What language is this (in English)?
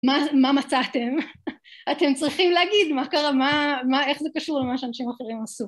Hebrew